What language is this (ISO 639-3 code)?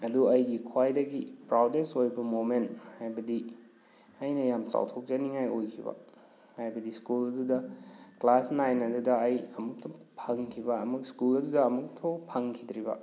mni